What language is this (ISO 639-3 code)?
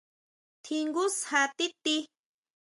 mau